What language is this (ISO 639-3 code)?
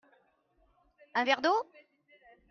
fra